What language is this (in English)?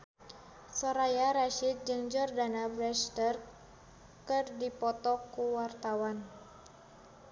Sundanese